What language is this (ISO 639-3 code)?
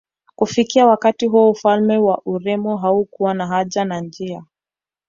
swa